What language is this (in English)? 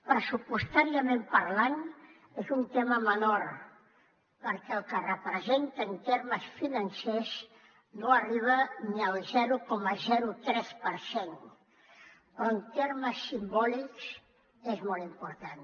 Catalan